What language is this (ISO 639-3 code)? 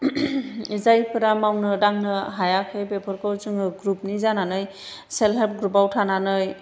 brx